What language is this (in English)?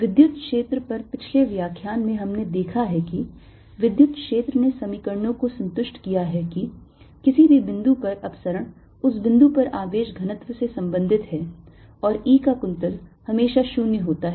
Hindi